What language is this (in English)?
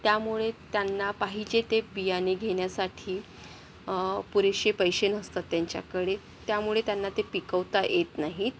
Marathi